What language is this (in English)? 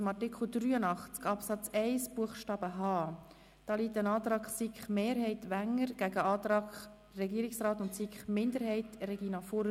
Swiss German